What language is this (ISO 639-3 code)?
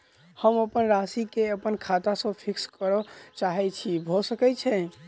mai